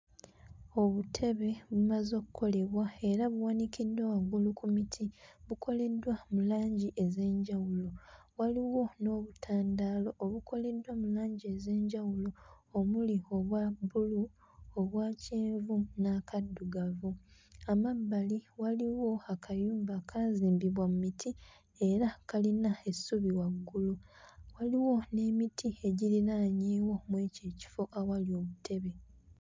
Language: Ganda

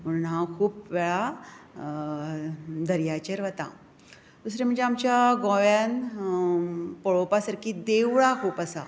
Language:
Konkani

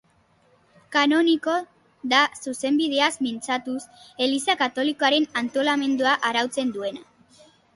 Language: Basque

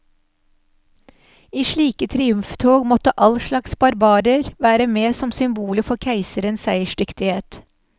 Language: Norwegian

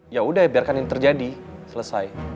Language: Indonesian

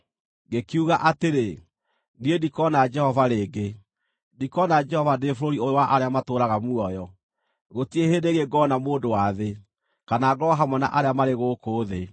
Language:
Kikuyu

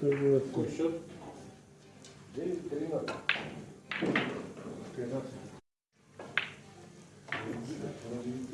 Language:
Russian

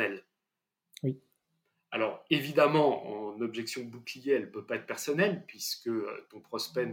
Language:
French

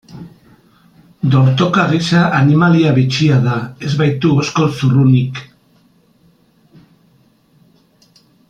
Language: Basque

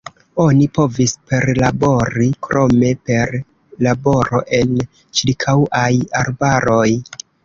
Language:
Esperanto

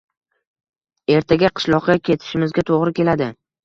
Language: Uzbek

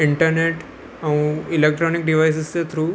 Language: Sindhi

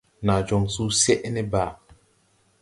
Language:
Tupuri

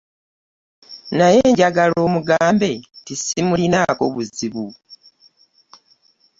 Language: Ganda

